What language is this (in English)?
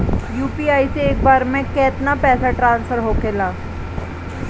Bhojpuri